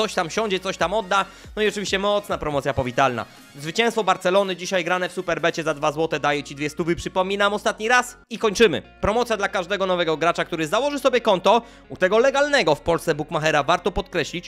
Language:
Polish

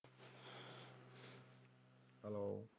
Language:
Punjabi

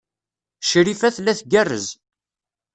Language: Kabyle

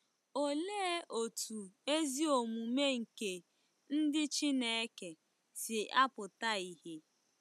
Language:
Igbo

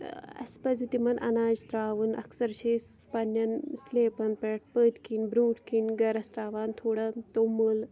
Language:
Kashmiri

